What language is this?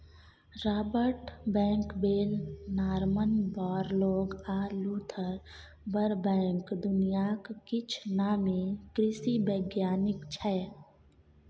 Maithili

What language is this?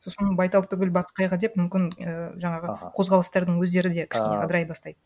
Kazakh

